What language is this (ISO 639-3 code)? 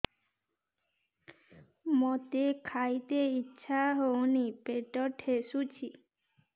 ori